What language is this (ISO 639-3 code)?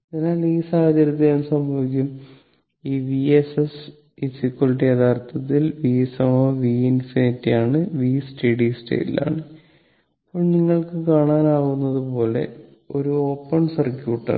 mal